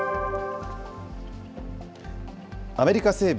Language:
Japanese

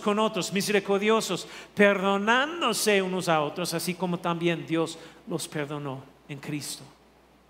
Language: Spanish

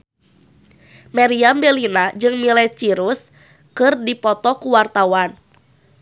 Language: Sundanese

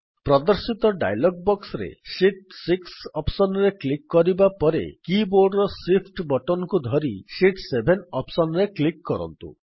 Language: Odia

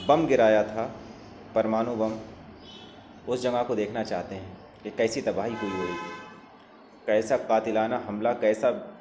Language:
Urdu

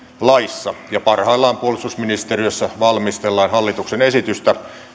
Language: Finnish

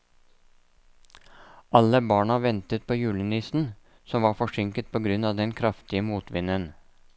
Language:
Norwegian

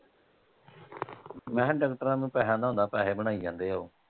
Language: Punjabi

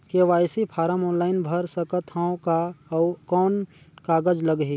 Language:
Chhattisgarhi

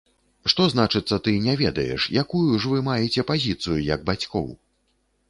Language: Belarusian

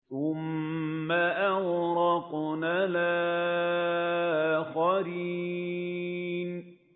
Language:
Arabic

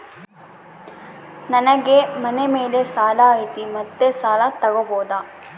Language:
Kannada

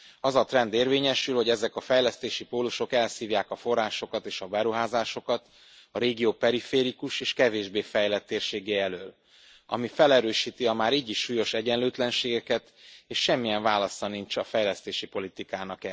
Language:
Hungarian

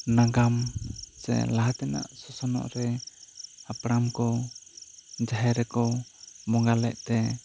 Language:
Santali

